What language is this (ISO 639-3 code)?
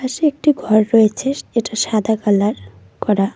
ben